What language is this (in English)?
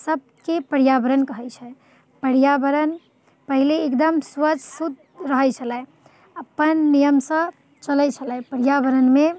Maithili